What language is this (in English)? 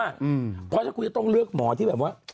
Thai